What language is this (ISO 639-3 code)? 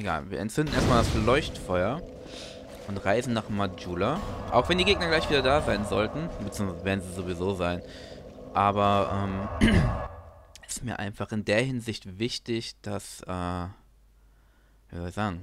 deu